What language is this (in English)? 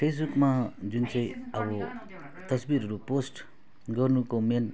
Nepali